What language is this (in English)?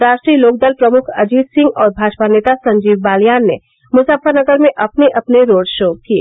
Hindi